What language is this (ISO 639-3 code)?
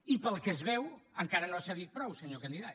cat